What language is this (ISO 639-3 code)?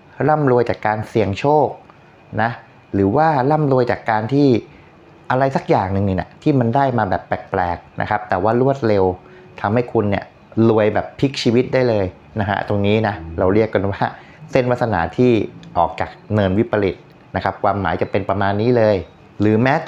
tha